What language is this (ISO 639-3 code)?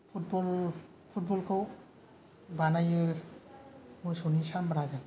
brx